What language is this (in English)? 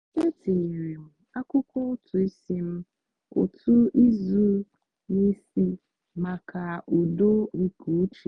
Igbo